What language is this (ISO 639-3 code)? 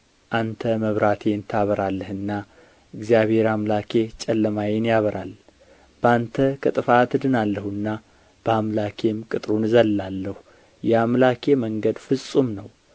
amh